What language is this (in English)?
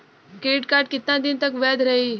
Bhojpuri